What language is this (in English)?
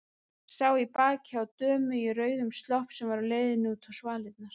Icelandic